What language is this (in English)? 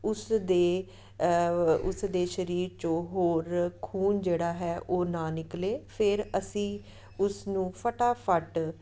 Punjabi